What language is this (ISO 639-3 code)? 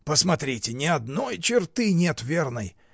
rus